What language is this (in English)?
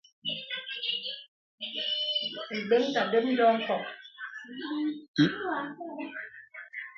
Bebele